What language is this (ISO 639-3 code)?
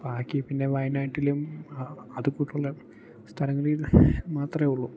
mal